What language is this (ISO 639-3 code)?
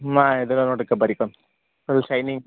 kan